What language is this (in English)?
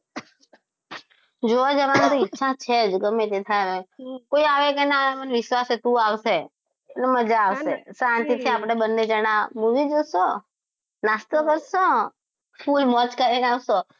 Gujarati